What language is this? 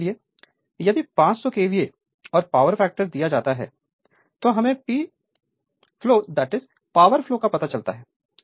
Hindi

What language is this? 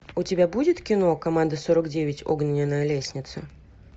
Russian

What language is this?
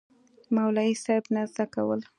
Pashto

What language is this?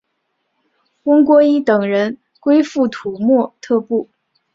Chinese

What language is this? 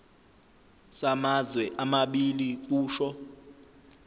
Zulu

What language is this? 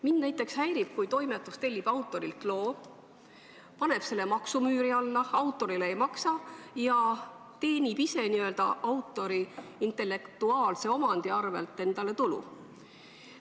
Estonian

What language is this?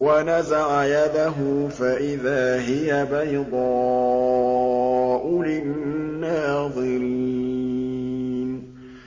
Arabic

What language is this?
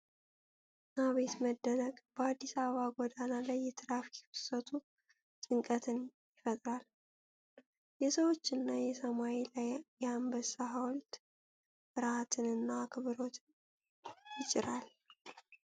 Amharic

